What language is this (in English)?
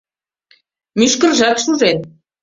Mari